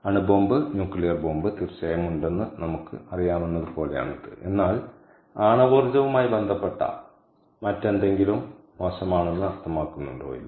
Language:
Malayalam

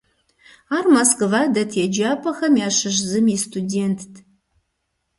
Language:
Kabardian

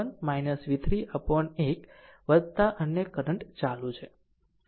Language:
Gujarati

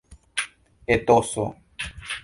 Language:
Esperanto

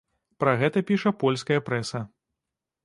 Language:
Belarusian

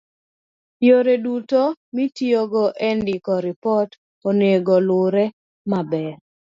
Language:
Luo (Kenya and Tanzania)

